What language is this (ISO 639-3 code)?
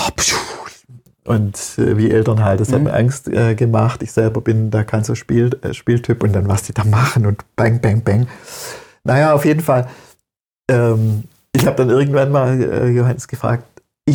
deu